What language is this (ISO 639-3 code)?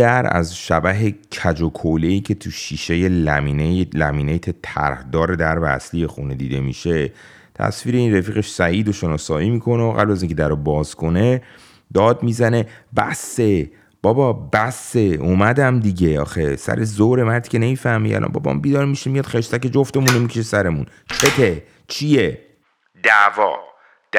fas